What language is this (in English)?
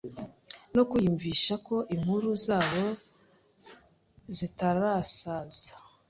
Kinyarwanda